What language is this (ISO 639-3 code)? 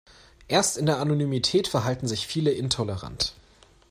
deu